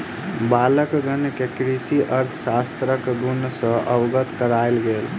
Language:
Maithili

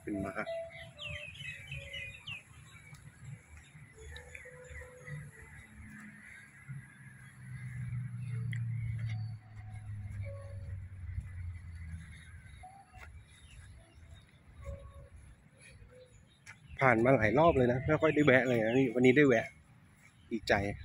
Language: Thai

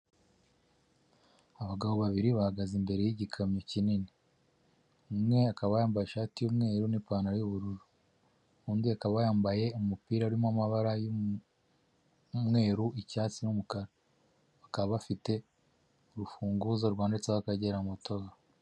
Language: Kinyarwanda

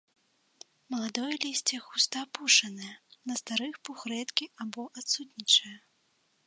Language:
Belarusian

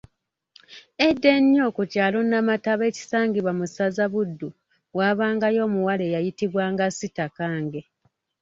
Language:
Ganda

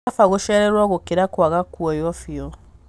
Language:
Kikuyu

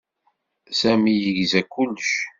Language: Kabyle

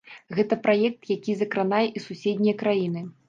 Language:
Belarusian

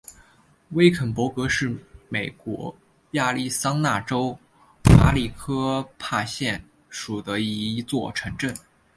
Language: Chinese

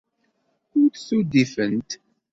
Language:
Kabyle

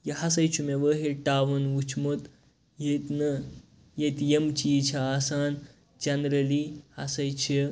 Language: Kashmiri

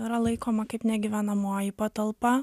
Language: Lithuanian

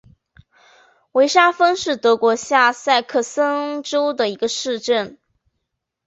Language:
Chinese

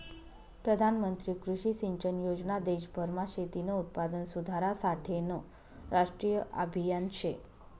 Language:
Marathi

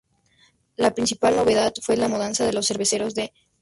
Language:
Spanish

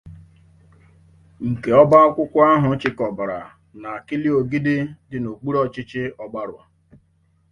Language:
Igbo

